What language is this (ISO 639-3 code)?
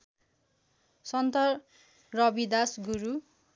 nep